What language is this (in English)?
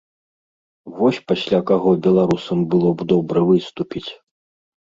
Belarusian